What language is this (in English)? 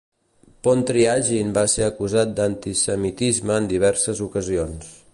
Catalan